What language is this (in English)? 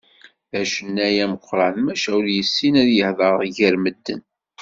Kabyle